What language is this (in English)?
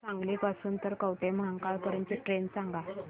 Marathi